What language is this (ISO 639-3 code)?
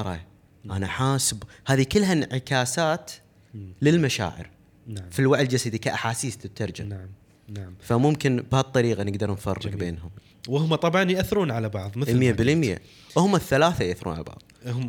ara